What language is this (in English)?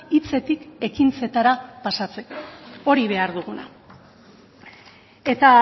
Basque